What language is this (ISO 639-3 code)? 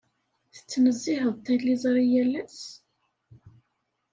kab